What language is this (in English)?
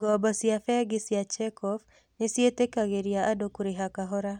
Kikuyu